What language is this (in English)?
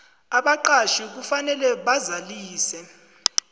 South Ndebele